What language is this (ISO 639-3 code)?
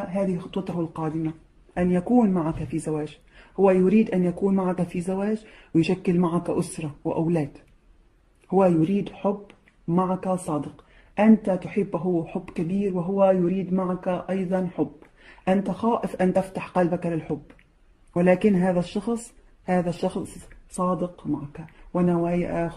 ara